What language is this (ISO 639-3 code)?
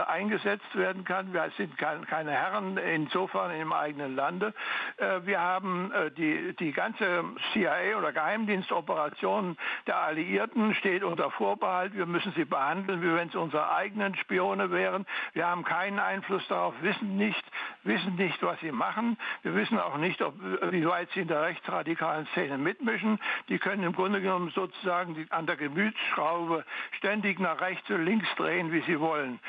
deu